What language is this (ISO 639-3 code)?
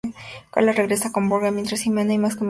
spa